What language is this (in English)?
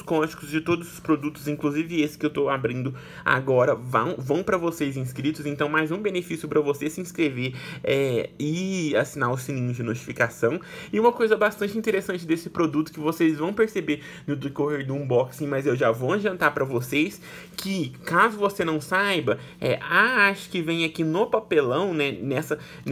Portuguese